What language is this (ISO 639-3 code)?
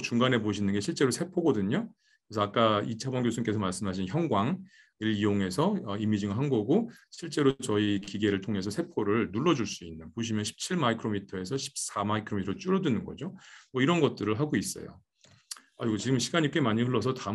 kor